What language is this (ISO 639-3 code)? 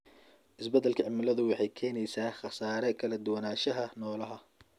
som